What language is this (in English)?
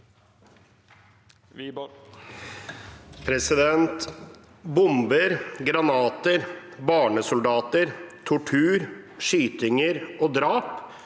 Norwegian